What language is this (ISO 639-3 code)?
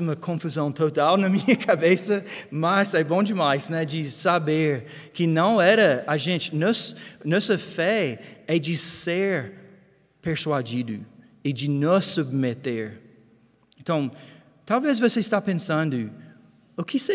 por